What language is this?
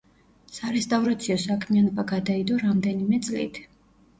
Georgian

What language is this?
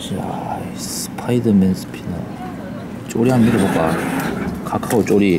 Korean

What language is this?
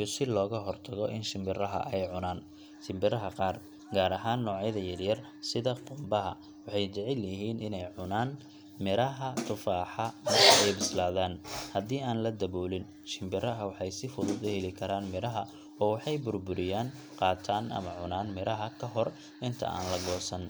Somali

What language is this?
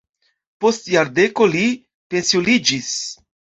Esperanto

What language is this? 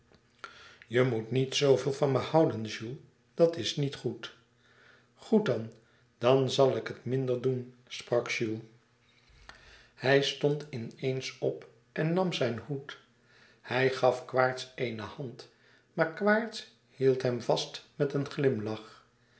Dutch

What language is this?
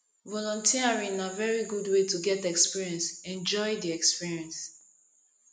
Nigerian Pidgin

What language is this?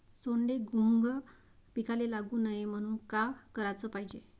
Marathi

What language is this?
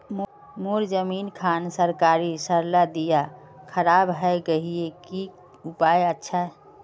Magahi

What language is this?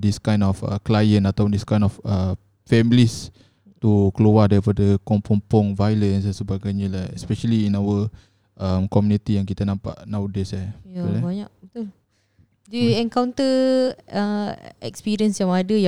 Malay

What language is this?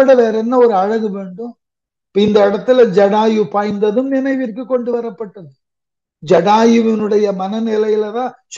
Tamil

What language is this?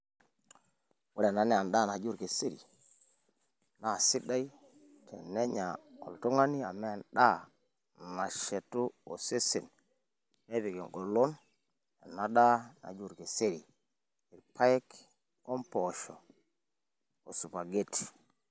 Masai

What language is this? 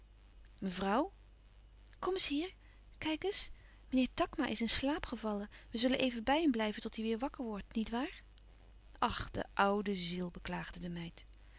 Dutch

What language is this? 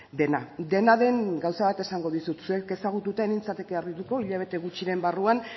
Basque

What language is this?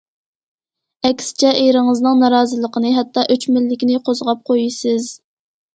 Uyghur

